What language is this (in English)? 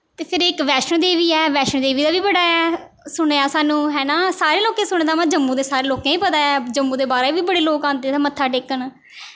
Dogri